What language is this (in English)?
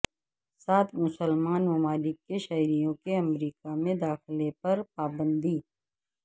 Urdu